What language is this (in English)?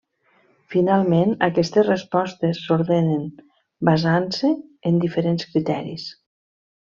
Catalan